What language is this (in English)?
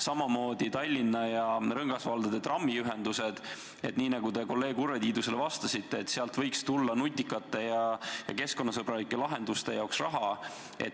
Estonian